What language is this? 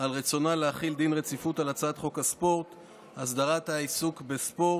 Hebrew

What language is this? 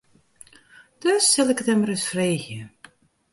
Western Frisian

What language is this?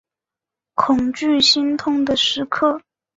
Chinese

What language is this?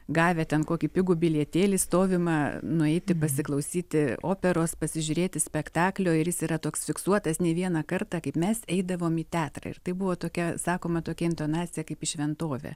Lithuanian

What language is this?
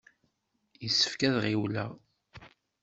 Kabyle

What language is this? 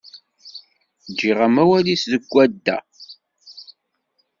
Kabyle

